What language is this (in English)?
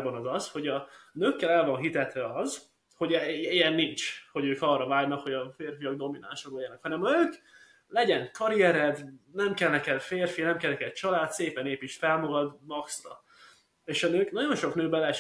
Hungarian